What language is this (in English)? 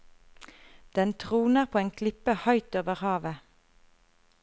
Norwegian